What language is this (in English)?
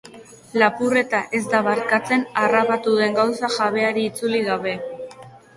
Basque